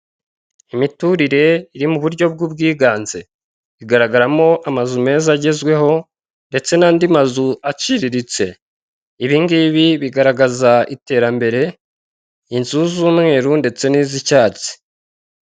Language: Kinyarwanda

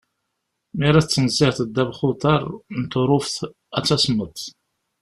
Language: Kabyle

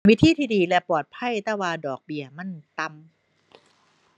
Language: Thai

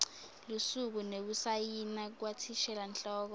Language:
Swati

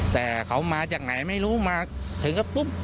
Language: Thai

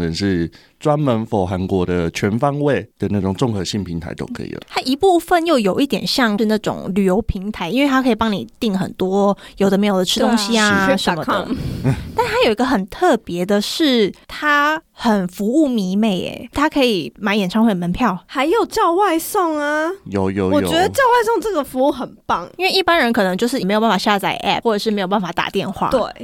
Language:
Chinese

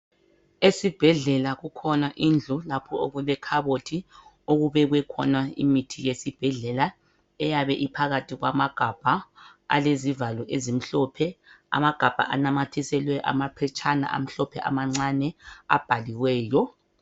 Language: North Ndebele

